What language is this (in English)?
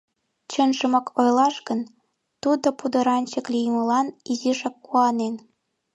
Mari